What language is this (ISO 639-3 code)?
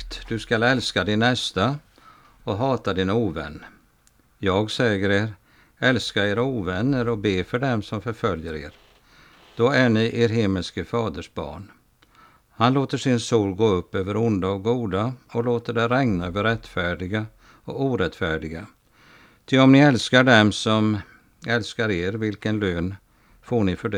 swe